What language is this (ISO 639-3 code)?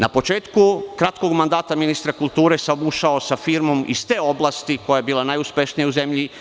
srp